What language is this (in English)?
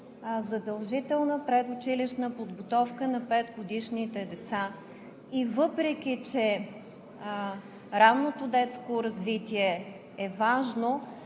Bulgarian